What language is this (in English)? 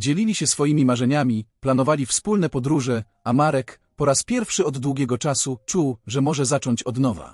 Polish